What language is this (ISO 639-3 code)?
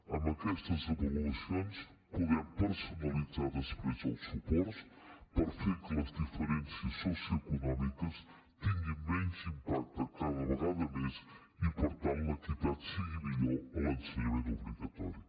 cat